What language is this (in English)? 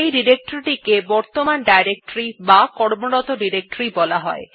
Bangla